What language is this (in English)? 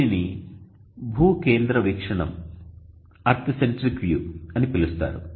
Telugu